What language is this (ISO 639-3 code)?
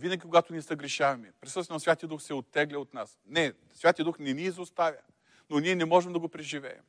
bul